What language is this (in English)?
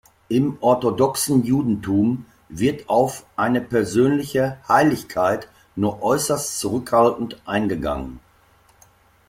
German